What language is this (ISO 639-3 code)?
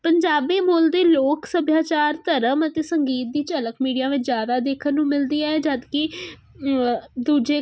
pan